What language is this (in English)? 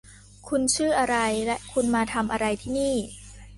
Thai